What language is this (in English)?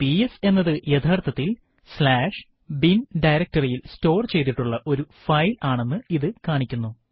Malayalam